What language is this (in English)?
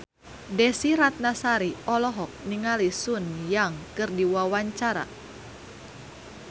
Sundanese